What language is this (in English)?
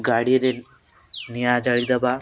Odia